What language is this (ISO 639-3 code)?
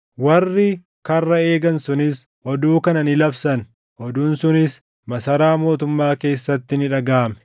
orm